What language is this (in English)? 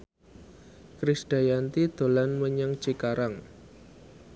Javanese